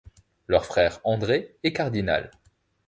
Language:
French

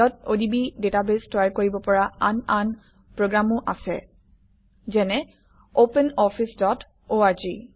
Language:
Assamese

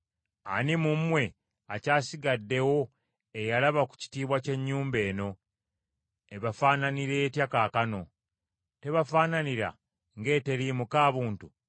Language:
Ganda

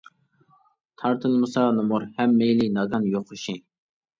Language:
Uyghur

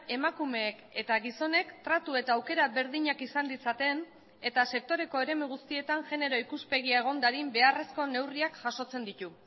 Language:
Basque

